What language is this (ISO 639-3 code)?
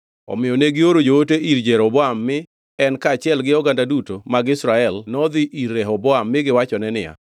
luo